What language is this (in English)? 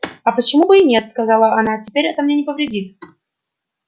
Russian